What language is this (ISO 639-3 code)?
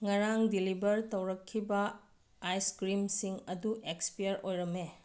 mni